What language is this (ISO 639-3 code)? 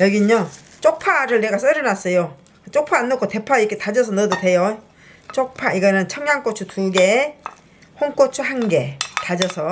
kor